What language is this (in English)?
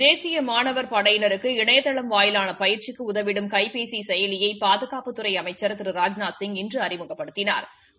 Tamil